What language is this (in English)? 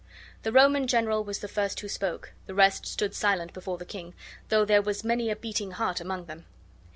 English